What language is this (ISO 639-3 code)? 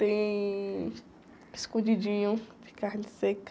por